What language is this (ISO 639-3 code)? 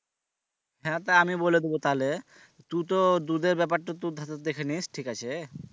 ben